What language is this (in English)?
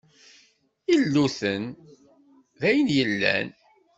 Kabyle